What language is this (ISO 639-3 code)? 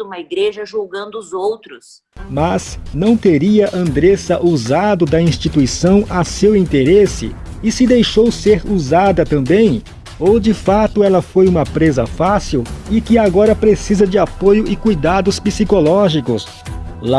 por